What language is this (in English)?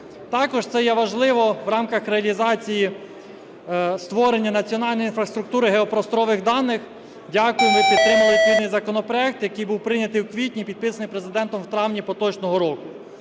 Ukrainian